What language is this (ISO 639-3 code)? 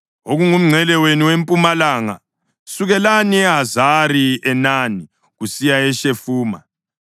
nde